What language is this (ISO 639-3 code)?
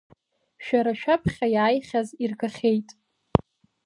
abk